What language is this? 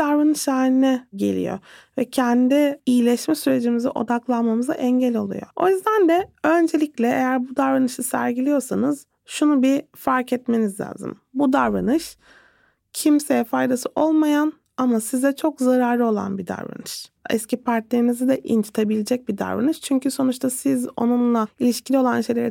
Turkish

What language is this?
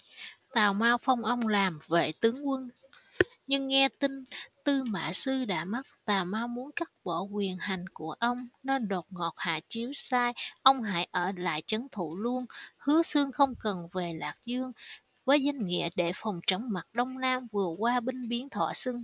Vietnamese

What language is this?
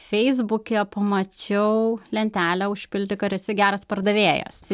Lithuanian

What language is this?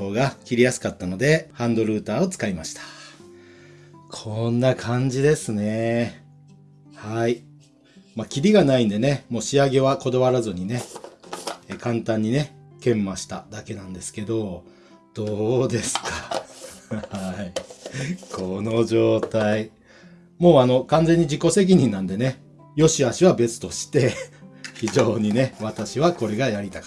Japanese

